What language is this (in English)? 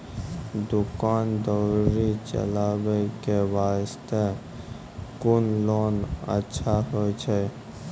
Maithili